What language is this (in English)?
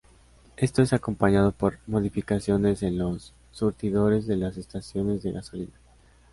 Spanish